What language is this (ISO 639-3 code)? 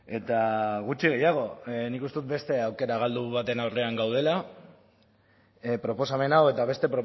eus